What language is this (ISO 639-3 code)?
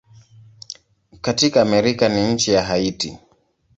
swa